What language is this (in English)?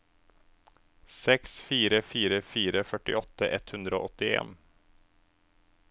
Norwegian